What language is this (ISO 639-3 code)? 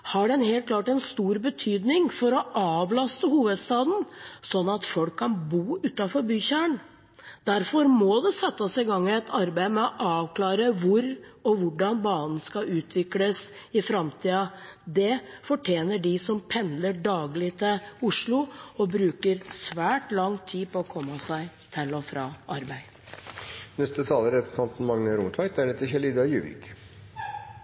nob